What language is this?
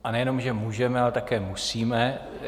Czech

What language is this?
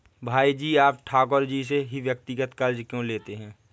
Hindi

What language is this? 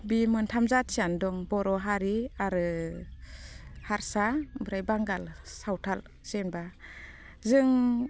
Bodo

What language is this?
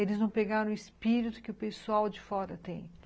Portuguese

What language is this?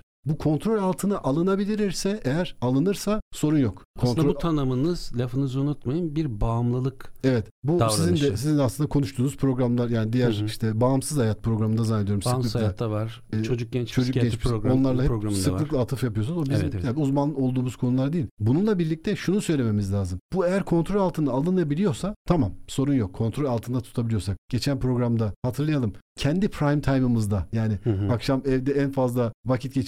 Turkish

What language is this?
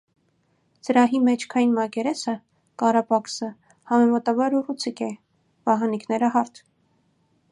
Armenian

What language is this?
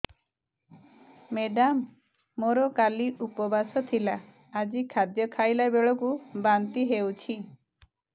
Odia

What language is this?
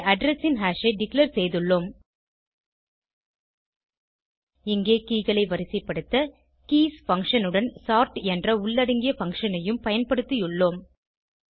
Tamil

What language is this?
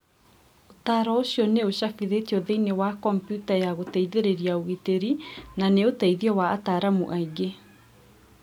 Kikuyu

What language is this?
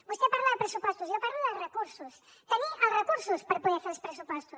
Catalan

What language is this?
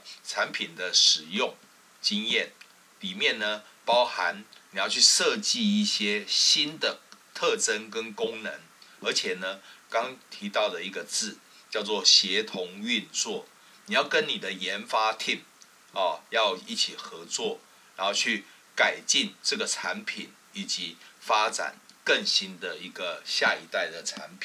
Chinese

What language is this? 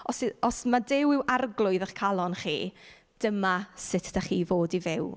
Welsh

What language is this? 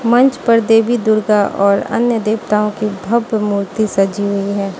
Hindi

